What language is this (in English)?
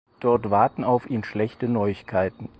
German